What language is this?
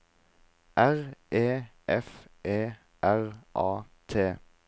Norwegian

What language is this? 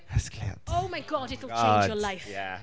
Welsh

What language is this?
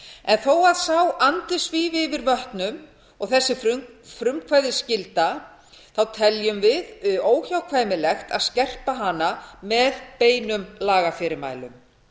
Icelandic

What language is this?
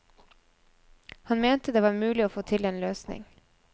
Norwegian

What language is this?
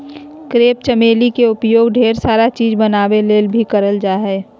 Magahi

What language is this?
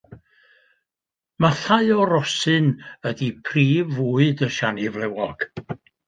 Welsh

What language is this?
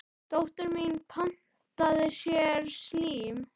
Icelandic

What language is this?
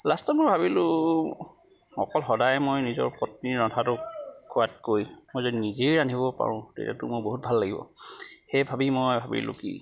Assamese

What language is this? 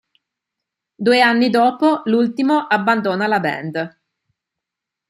Italian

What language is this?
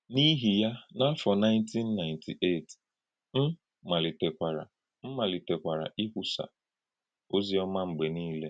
Igbo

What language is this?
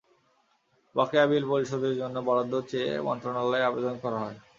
Bangla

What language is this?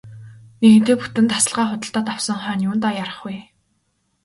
Mongolian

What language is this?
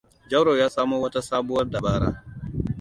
Hausa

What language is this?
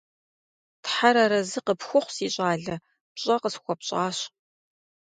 Kabardian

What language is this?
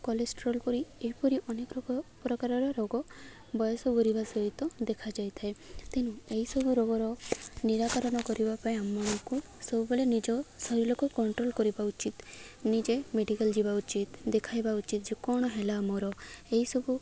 Odia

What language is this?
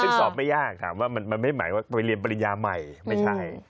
Thai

